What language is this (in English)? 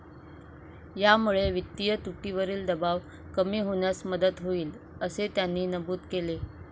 Marathi